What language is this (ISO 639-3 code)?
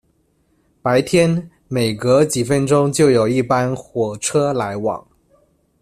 zho